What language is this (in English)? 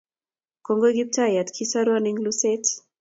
Kalenjin